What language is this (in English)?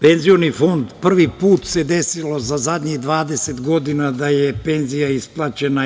Serbian